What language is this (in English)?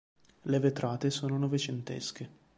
Italian